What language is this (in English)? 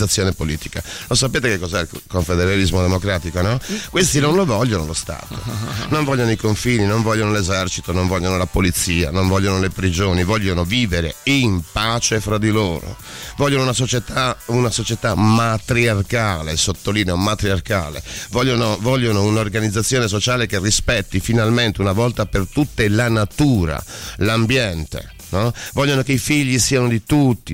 Italian